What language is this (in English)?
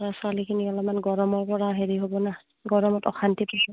Assamese